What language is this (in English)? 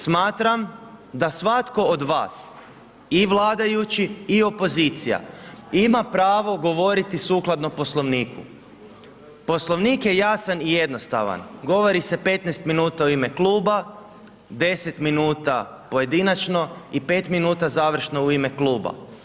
Croatian